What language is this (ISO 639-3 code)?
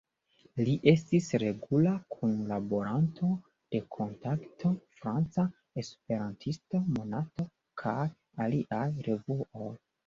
epo